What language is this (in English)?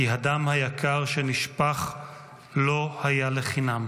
Hebrew